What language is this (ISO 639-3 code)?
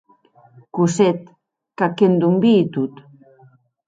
oci